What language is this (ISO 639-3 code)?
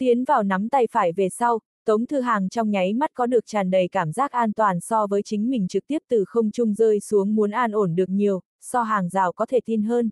vie